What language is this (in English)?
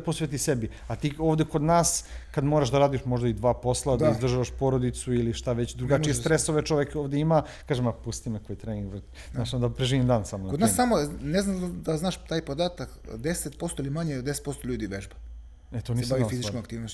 Croatian